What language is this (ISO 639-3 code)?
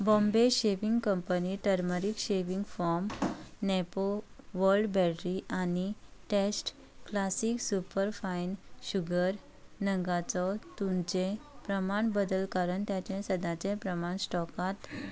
kok